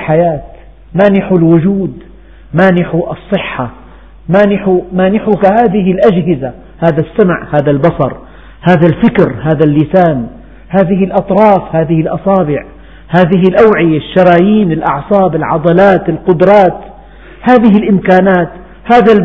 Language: Arabic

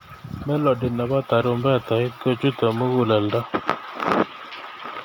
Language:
Kalenjin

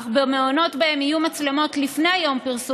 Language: Hebrew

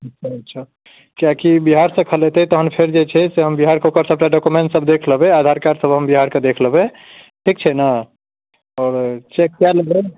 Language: Maithili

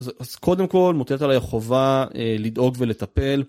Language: Hebrew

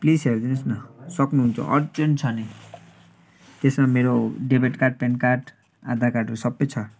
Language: Nepali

